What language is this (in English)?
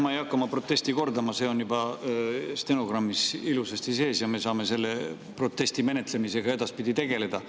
Estonian